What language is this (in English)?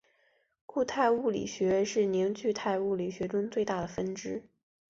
Chinese